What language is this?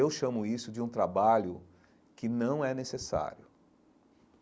Portuguese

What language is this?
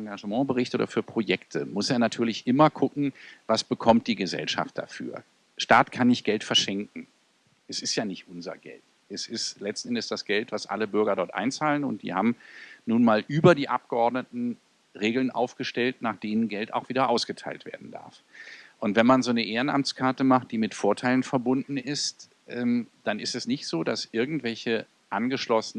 German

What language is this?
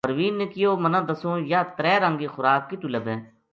Gujari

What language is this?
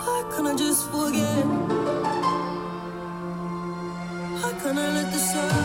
German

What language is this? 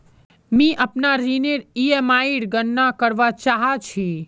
Magahi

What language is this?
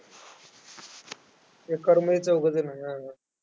Marathi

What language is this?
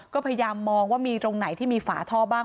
Thai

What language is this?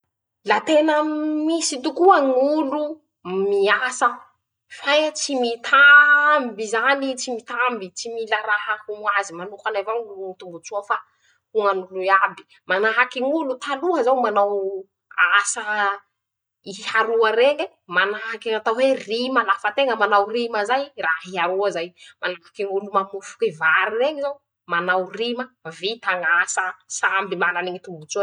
Masikoro Malagasy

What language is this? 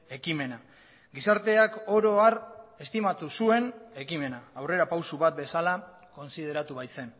Basque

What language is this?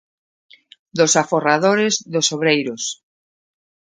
Galician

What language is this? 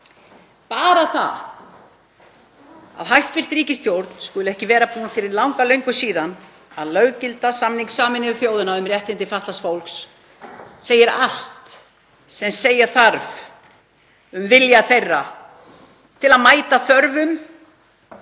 Icelandic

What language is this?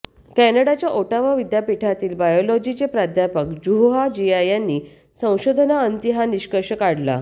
Marathi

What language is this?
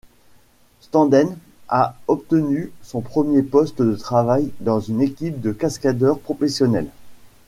French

